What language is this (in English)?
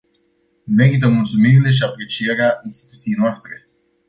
Romanian